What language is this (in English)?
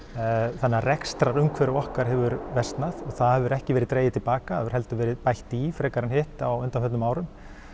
Icelandic